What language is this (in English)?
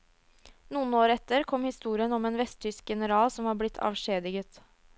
Norwegian